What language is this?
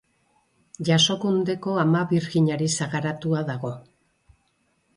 Basque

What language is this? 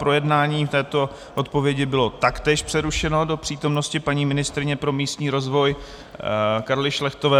Czech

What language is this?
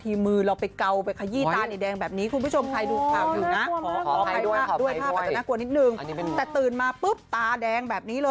Thai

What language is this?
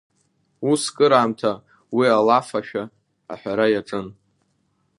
Abkhazian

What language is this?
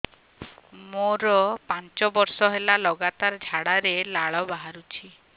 Odia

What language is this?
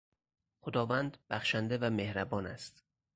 Persian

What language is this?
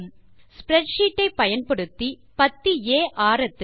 Tamil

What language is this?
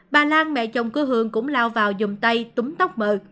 Vietnamese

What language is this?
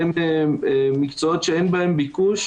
Hebrew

